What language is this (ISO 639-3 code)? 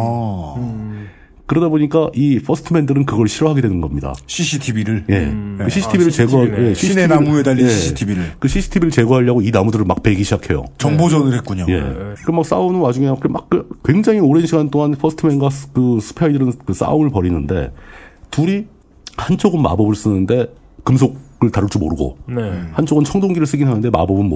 kor